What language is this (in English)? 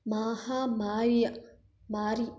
Kannada